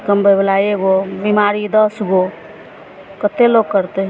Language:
Maithili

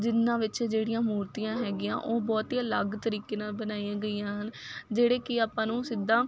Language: Punjabi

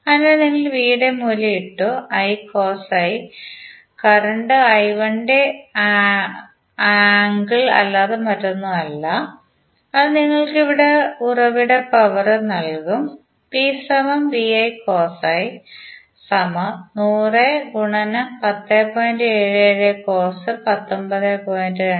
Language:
Malayalam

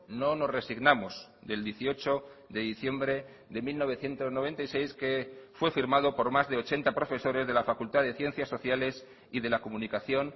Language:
Spanish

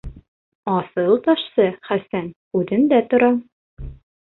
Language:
Bashkir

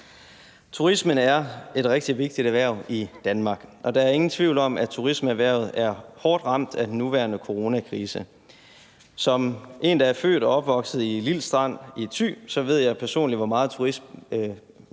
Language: Danish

